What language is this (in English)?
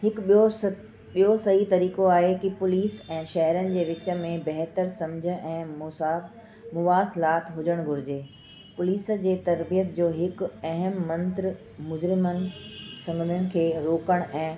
Sindhi